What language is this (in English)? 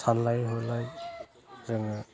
Bodo